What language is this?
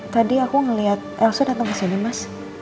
Indonesian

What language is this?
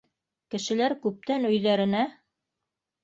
Bashkir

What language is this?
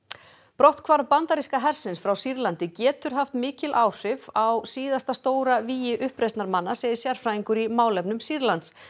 Icelandic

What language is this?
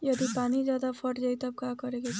Bhojpuri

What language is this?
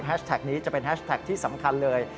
Thai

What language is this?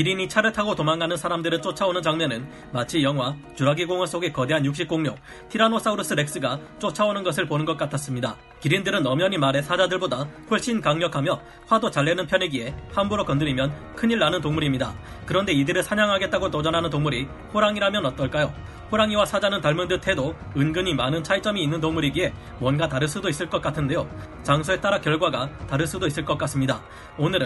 Korean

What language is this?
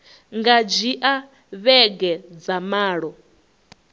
Venda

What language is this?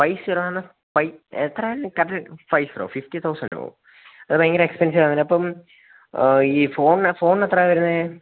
Malayalam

